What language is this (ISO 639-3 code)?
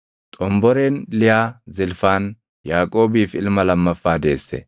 orm